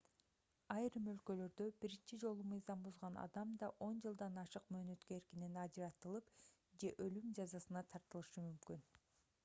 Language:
Kyrgyz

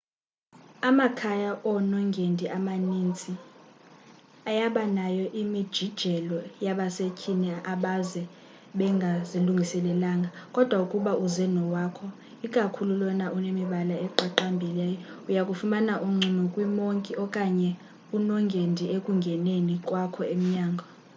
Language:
Xhosa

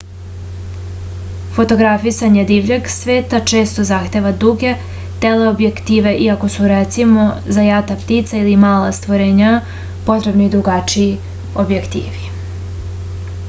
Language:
Serbian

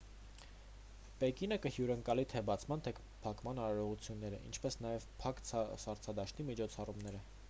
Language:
Armenian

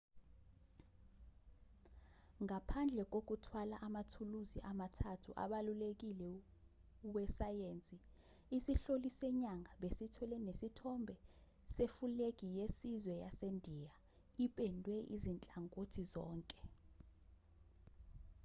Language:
Zulu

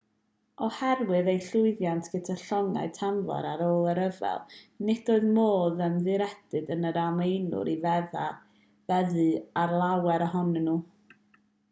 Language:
Welsh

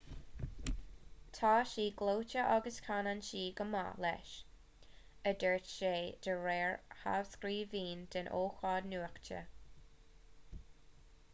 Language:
Irish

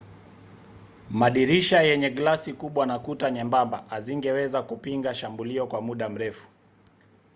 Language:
Swahili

